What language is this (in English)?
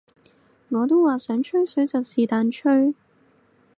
Cantonese